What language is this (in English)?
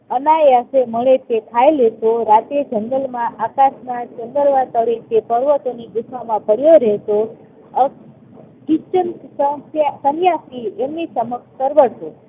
Gujarati